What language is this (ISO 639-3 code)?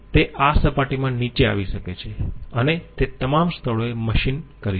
guj